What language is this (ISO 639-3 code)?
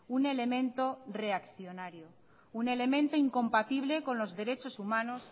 spa